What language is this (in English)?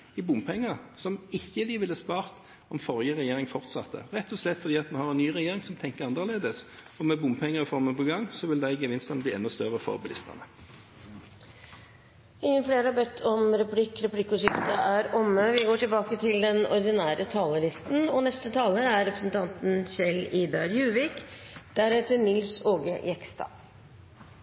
Norwegian